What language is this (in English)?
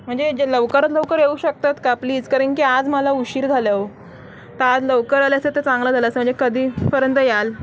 Marathi